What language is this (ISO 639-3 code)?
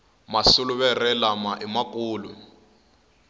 tso